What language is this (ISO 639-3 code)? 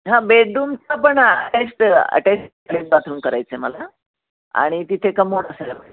mar